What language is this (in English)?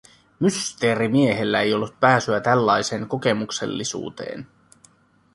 Finnish